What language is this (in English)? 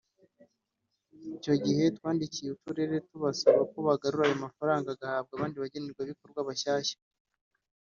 Kinyarwanda